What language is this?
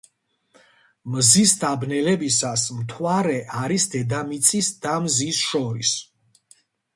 Georgian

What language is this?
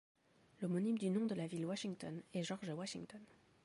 French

